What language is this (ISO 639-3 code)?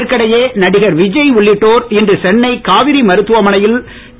tam